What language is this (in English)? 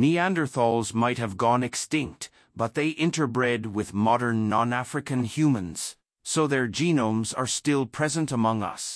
English